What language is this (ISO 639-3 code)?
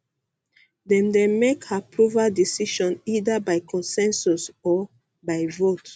pcm